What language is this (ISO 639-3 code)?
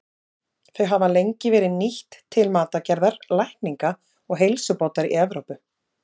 isl